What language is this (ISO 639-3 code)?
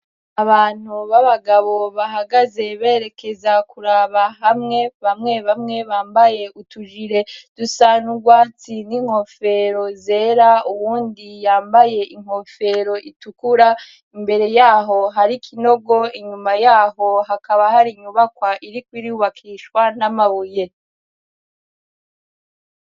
run